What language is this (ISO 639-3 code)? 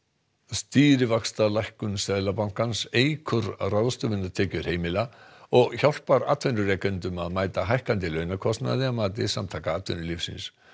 isl